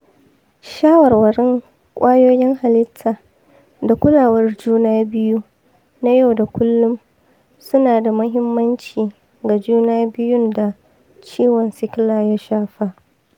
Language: Hausa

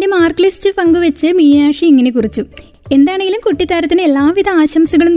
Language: Malayalam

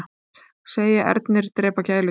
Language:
Icelandic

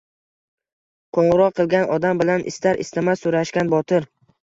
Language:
Uzbek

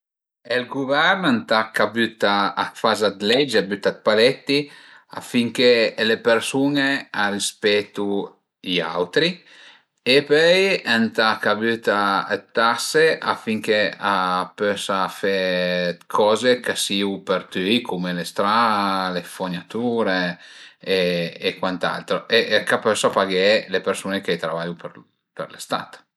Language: Piedmontese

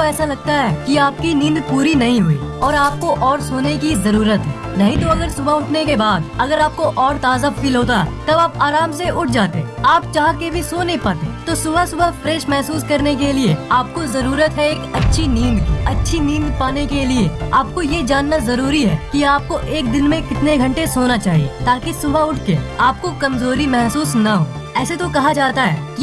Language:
Hindi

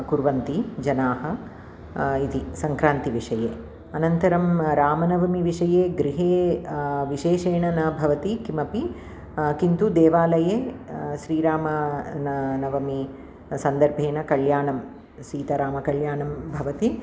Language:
Sanskrit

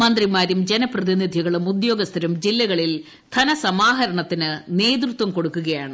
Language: Malayalam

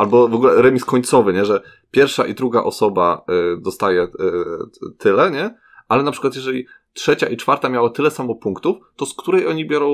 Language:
Polish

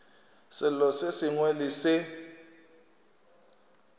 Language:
Northern Sotho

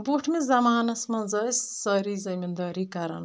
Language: Kashmiri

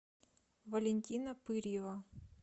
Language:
Russian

